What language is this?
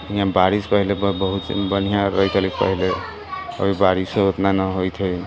Maithili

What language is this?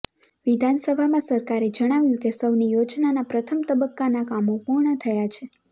Gujarati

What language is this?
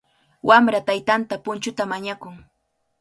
Cajatambo North Lima Quechua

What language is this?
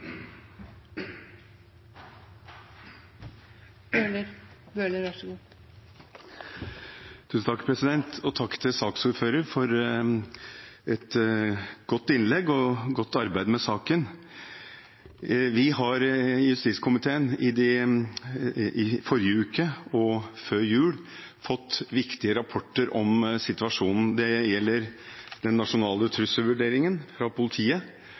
Norwegian Bokmål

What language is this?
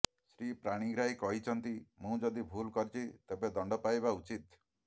Odia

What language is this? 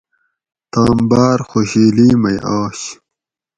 Gawri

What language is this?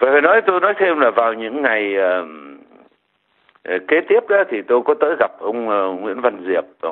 Vietnamese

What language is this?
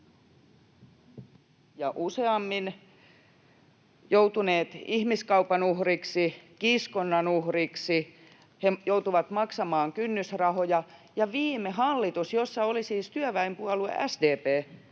Finnish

